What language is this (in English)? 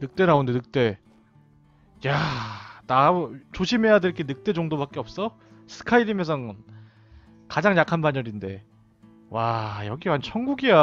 Korean